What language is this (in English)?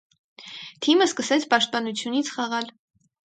Armenian